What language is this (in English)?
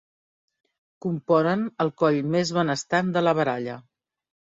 Catalan